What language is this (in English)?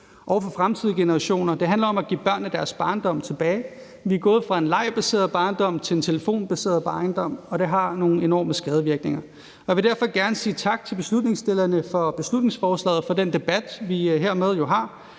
Danish